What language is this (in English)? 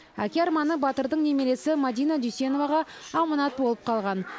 Kazakh